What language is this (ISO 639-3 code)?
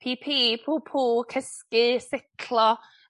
cym